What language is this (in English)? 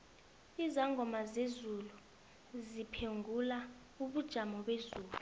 South Ndebele